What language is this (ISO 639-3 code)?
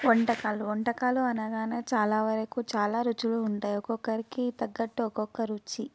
tel